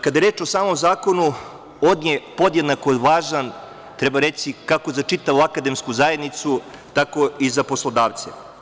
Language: Serbian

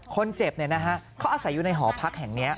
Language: Thai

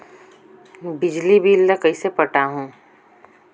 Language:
Chhattisgarhi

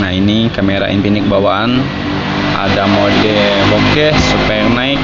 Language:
Indonesian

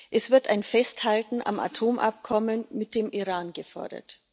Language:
German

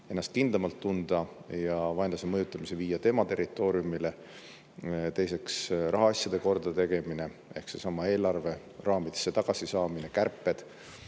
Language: Estonian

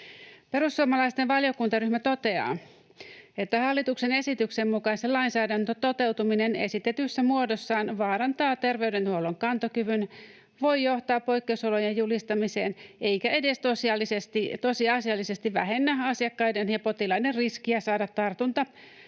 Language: Finnish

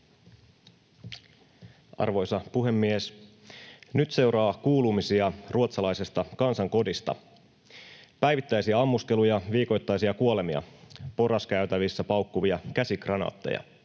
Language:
Finnish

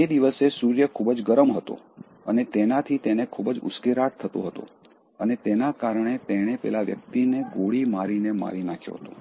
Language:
Gujarati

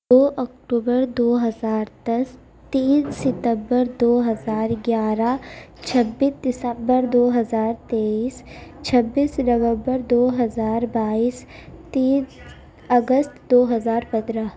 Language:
Urdu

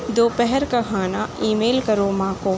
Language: Urdu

